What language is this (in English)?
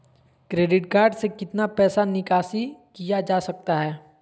Magahi